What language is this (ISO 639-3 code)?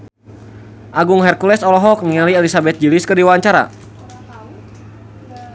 sun